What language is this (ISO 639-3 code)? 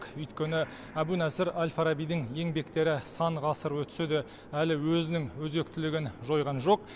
kaz